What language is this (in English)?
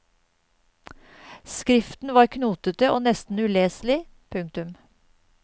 Norwegian